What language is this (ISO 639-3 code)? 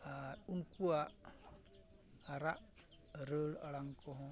sat